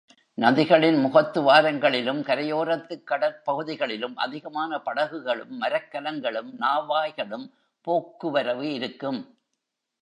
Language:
Tamil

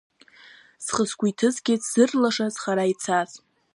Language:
Abkhazian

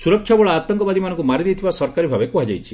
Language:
Odia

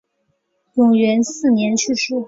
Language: Chinese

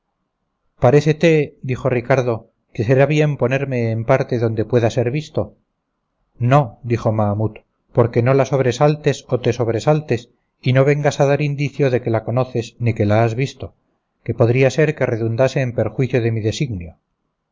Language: Spanish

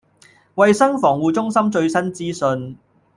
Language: Cantonese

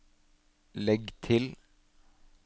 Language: Norwegian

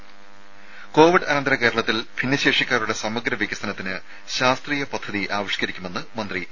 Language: Malayalam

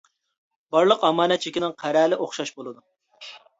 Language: Uyghur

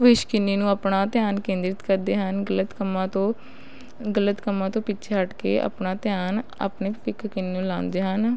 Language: Punjabi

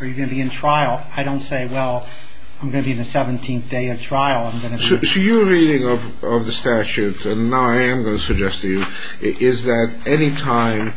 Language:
English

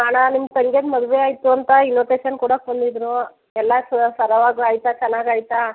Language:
Kannada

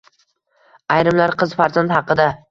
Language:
Uzbek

